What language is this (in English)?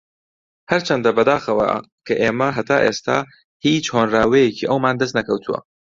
Central Kurdish